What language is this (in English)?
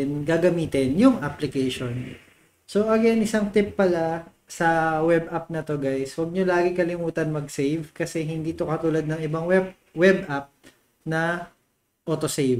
Filipino